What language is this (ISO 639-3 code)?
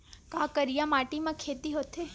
hne